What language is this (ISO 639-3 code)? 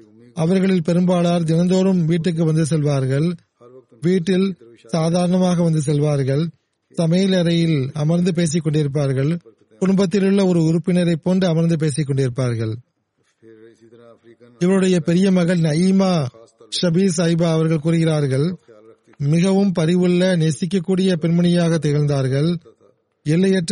tam